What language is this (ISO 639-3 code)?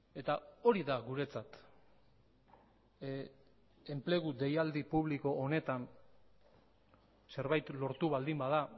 eus